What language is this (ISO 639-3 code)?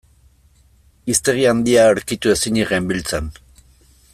eus